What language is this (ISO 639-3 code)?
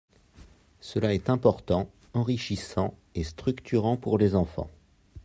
fra